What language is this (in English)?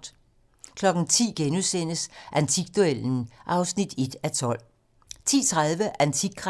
Danish